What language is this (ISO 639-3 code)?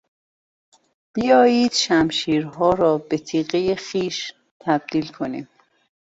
fas